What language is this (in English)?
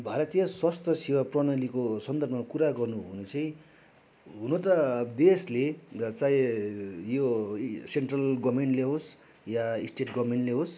Nepali